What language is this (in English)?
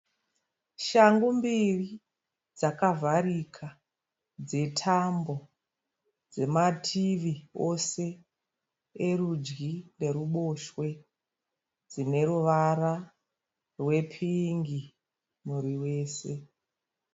Shona